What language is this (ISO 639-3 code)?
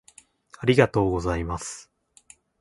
jpn